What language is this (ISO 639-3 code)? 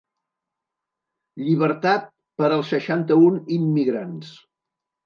cat